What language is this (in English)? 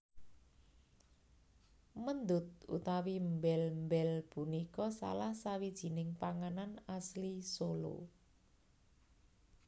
Javanese